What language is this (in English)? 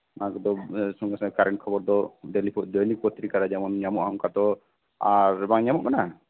Santali